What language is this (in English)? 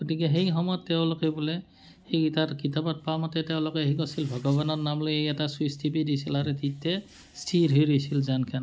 Assamese